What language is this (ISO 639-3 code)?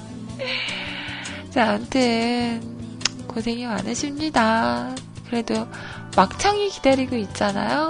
kor